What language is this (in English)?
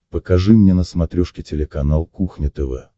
Russian